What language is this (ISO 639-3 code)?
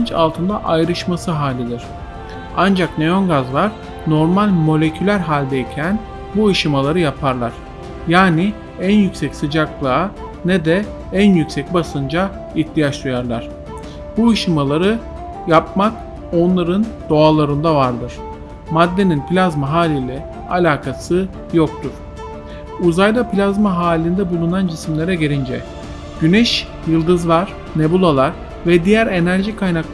tur